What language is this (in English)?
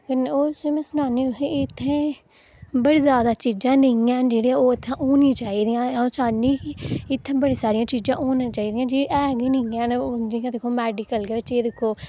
Dogri